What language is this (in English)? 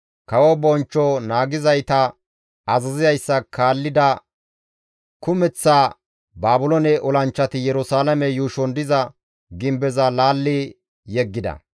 Gamo